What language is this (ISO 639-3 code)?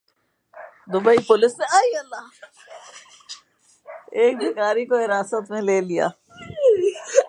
urd